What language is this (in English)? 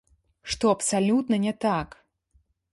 Belarusian